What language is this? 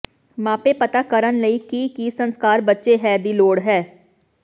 Punjabi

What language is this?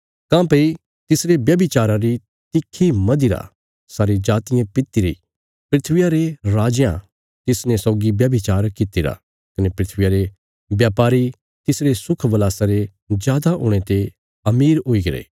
Bilaspuri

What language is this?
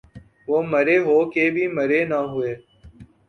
Urdu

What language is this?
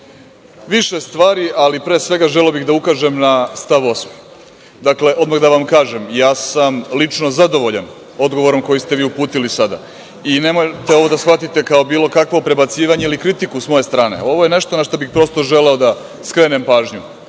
Serbian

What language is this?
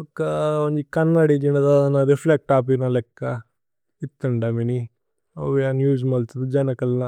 Tulu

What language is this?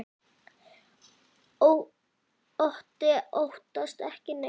Icelandic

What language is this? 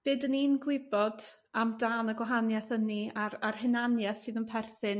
Welsh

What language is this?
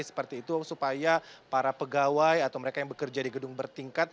Indonesian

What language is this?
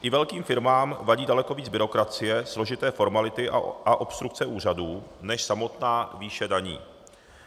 Czech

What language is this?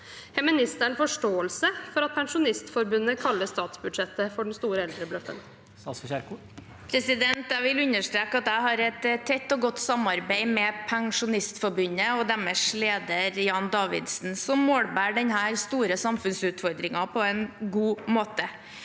Norwegian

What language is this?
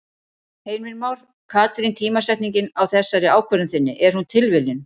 Icelandic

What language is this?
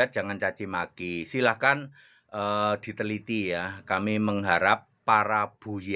Indonesian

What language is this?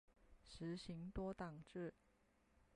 Chinese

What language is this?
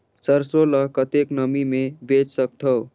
Chhattisgarhi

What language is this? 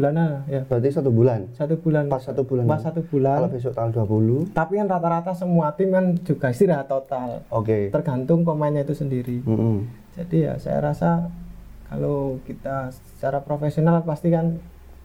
Indonesian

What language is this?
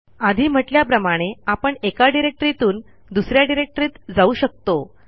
Marathi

